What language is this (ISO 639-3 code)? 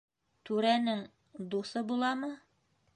bak